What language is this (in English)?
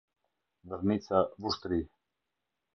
Albanian